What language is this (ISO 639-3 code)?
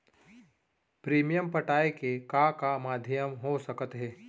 hne